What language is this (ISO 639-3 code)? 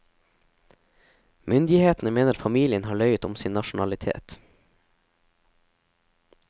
nor